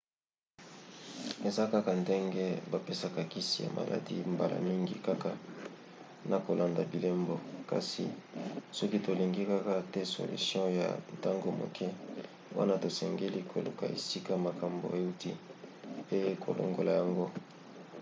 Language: Lingala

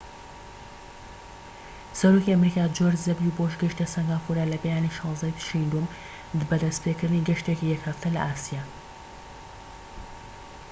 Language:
Central Kurdish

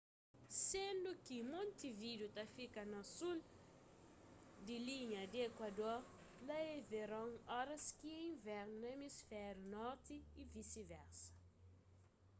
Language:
Kabuverdianu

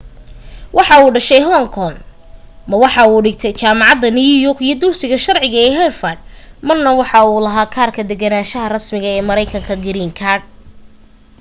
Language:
Somali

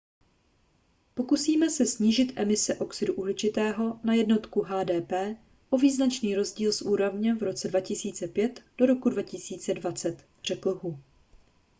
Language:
Czech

